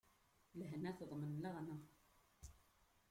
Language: Kabyle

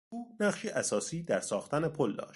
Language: Persian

